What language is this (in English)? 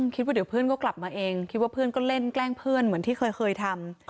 Thai